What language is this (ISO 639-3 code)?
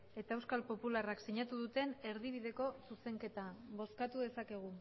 eus